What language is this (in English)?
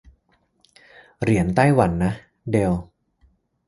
Thai